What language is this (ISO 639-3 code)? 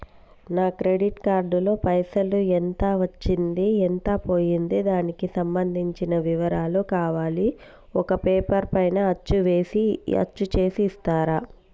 tel